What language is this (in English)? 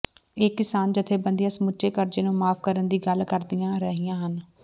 Punjabi